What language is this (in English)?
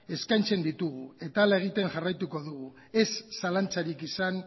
Basque